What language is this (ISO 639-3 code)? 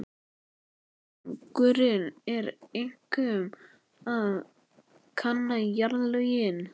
isl